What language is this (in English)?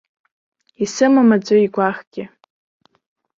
Abkhazian